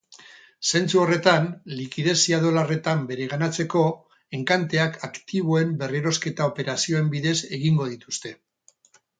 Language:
Basque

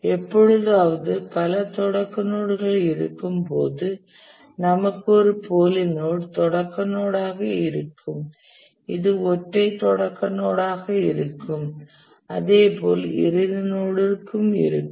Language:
Tamil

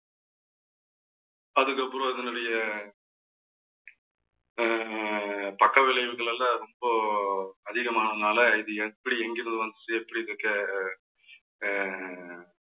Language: Tamil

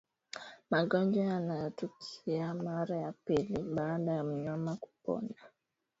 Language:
Swahili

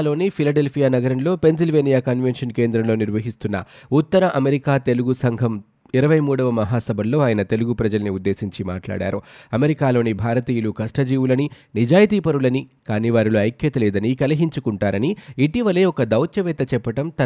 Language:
Telugu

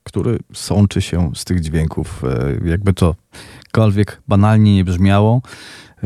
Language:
Polish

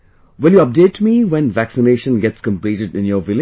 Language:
English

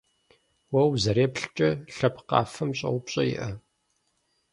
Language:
Kabardian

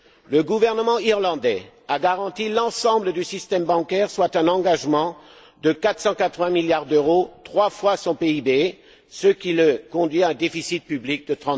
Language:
French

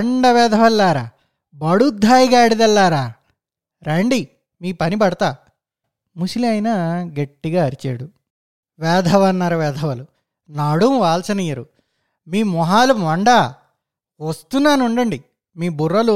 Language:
Telugu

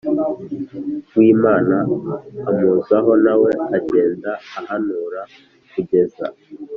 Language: Kinyarwanda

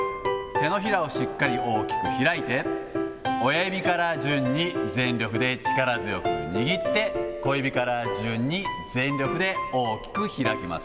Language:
Japanese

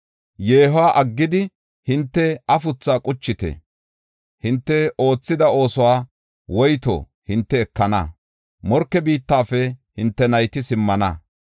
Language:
Gofa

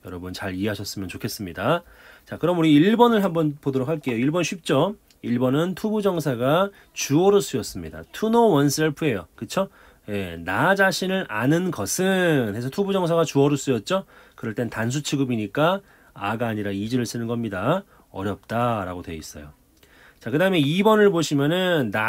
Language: Korean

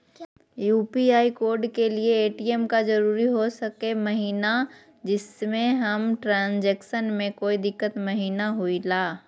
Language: Magahi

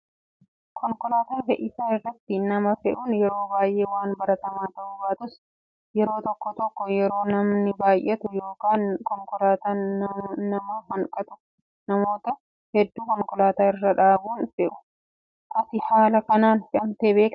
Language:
Oromo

